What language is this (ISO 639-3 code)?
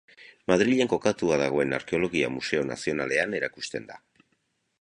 eus